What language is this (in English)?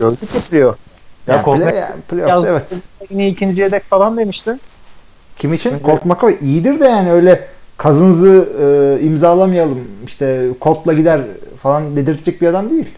Turkish